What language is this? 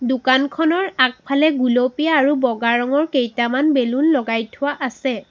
Assamese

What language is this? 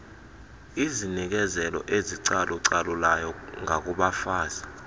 Xhosa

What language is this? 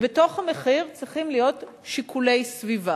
Hebrew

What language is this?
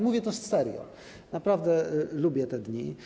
Polish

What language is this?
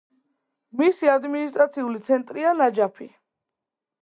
Georgian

